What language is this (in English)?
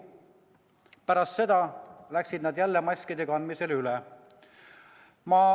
Estonian